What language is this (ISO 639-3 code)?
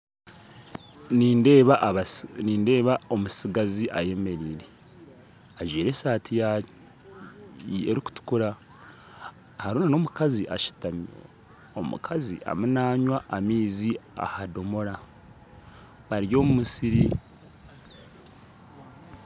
nyn